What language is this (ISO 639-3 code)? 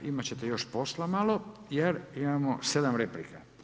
hrv